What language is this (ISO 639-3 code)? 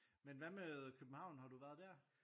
dan